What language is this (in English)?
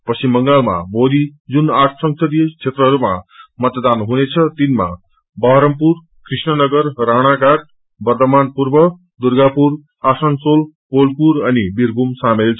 Nepali